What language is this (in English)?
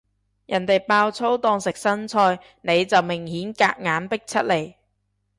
Cantonese